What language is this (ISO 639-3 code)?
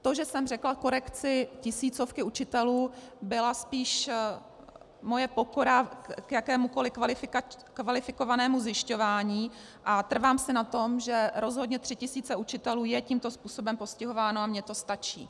ces